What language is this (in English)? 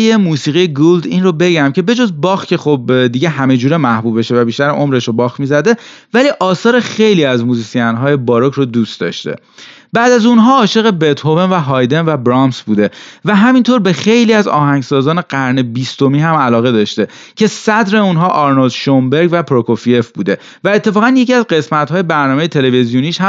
Persian